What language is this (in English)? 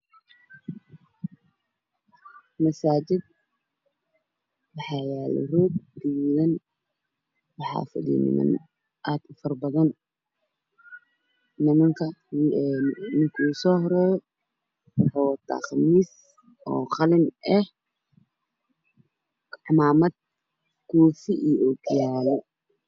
Somali